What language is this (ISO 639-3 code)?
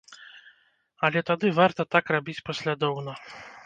bel